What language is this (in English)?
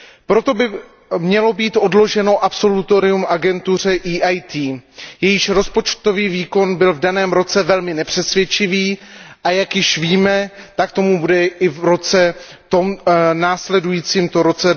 Czech